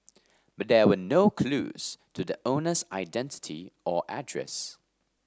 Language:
English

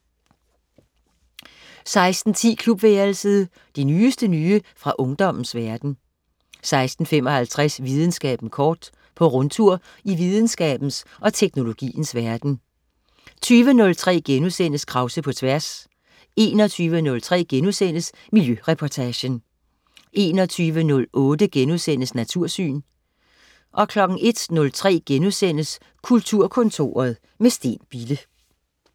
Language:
Danish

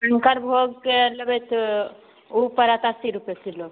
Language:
Maithili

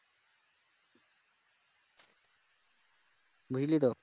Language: Bangla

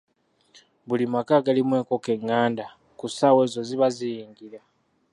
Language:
Ganda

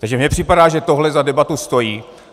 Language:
Czech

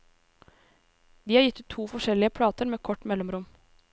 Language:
Norwegian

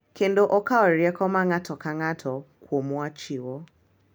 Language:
Luo (Kenya and Tanzania)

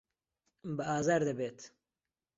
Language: Central Kurdish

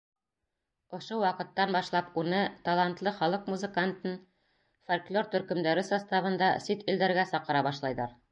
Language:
Bashkir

